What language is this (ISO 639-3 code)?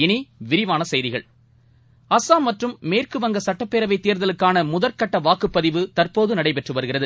tam